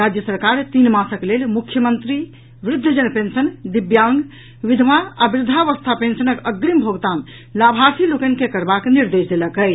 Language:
Maithili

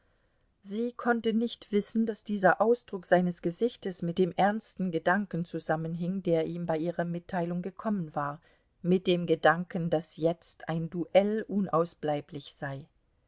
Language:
German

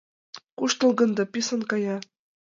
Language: Mari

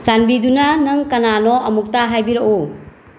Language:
Manipuri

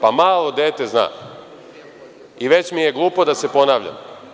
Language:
Serbian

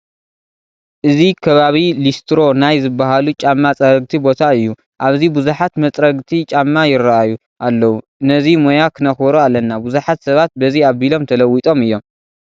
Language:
Tigrinya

